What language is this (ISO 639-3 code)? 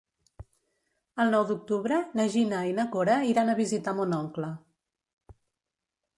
cat